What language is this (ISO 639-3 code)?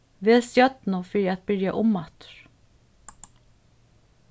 fao